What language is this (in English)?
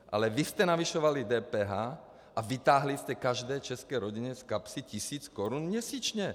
Czech